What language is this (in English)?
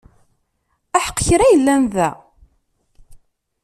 Kabyle